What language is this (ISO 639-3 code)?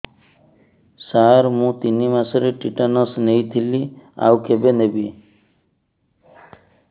ori